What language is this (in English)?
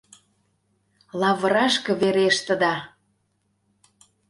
Mari